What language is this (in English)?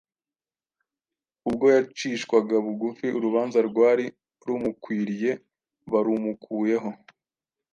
Kinyarwanda